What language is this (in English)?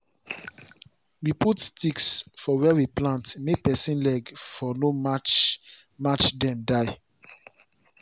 Nigerian Pidgin